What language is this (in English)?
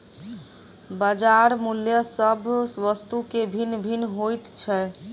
Maithili